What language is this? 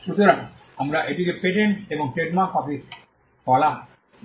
Bangla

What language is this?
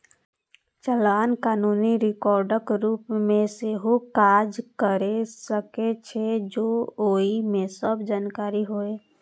Maithili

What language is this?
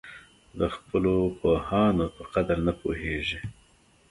Pashto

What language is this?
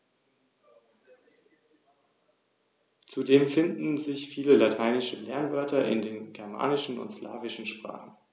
German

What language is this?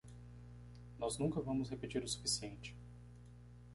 Portuguese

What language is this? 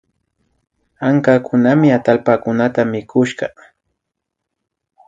Imbabura Highland Quichua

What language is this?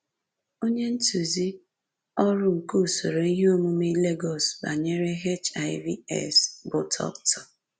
Igbo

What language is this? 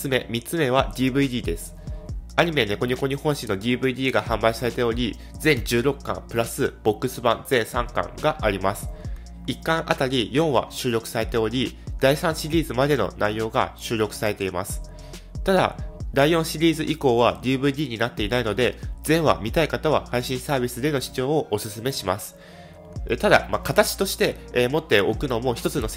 Japanese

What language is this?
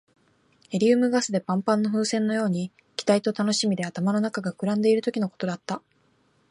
Japanese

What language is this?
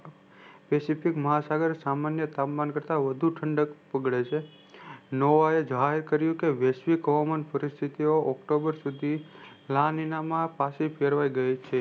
Gujarati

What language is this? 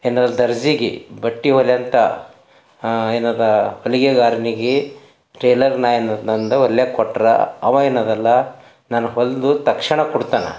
Kannada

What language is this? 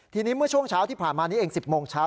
Thai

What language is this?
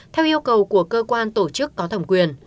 Vietnamese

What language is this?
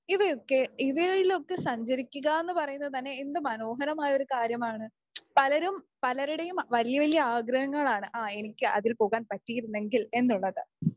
Malayalam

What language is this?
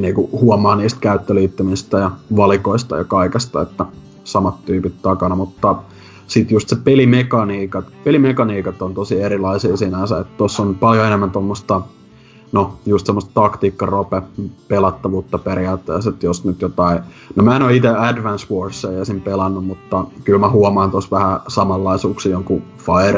Finnish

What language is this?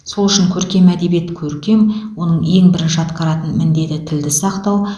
Kazakh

